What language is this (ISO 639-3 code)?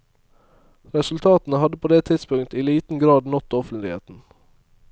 nor